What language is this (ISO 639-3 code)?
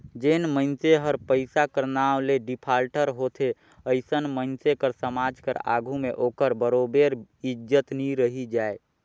hne